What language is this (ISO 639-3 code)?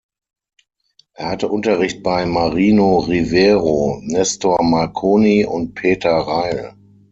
deu